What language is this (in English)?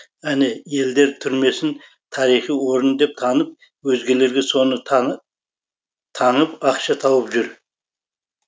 Kazakh